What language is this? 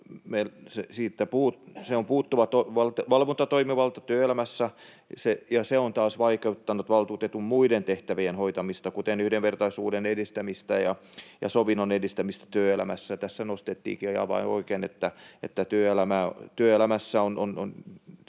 Finnish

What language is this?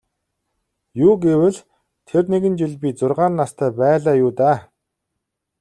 Mongolian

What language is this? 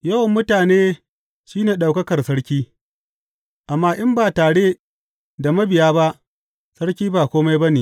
Hausa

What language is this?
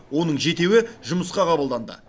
Kazakh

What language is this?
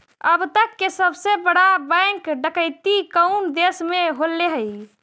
Magahi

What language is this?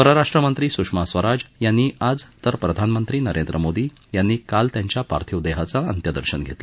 Marathi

